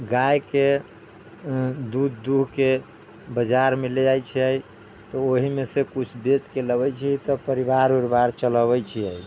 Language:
Maithili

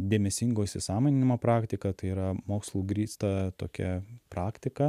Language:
Lithuanian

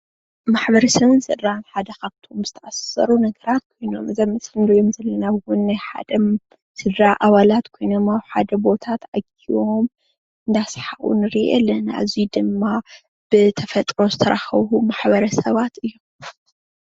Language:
Tigrinya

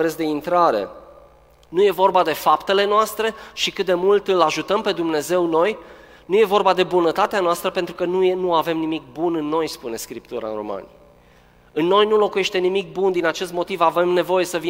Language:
Romanian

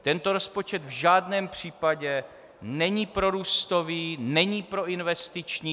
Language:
Czech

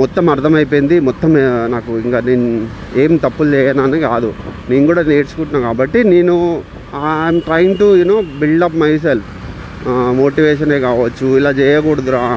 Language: Telugu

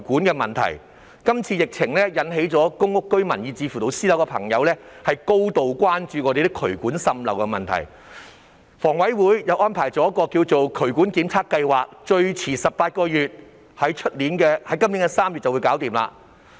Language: Cantonese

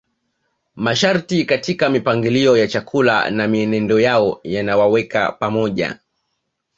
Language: Swahili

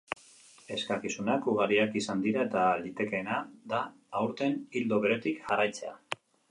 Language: Basque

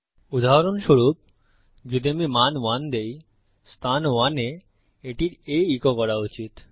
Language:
Bangla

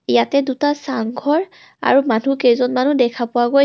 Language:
Assamese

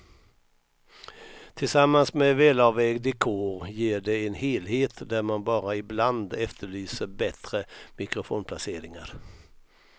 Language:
Swedish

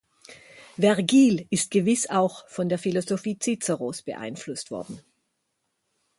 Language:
German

